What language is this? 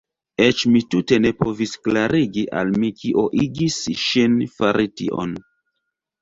Esperanto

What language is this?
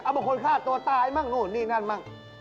Thai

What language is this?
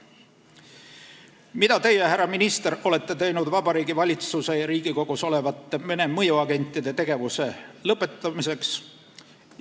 Estonian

